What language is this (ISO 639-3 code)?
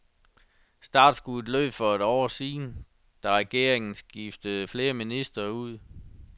dan